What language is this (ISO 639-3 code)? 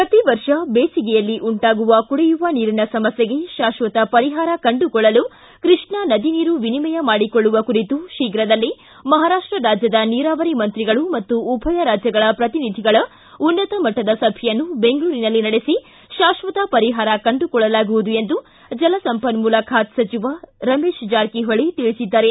kan